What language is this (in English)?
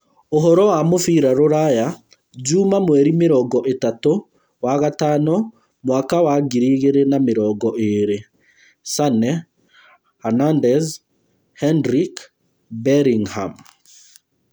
Kikuyu